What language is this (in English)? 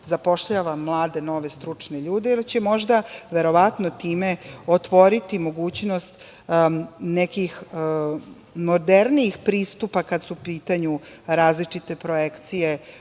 Serbian